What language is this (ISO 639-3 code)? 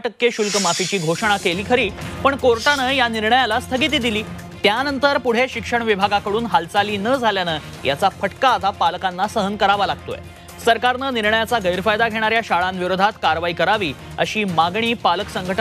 hin